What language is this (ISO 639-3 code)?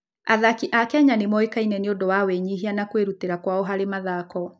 kik